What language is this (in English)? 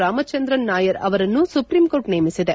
Kannada